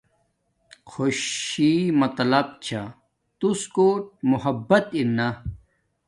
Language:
Domaaki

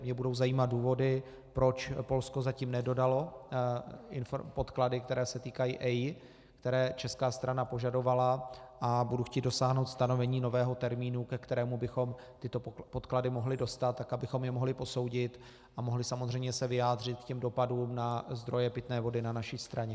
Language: Czech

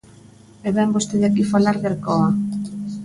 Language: Galician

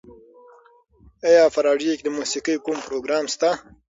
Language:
Pashto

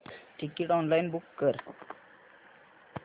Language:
Marathi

